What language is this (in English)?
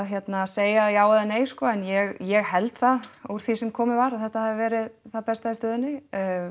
Icelandic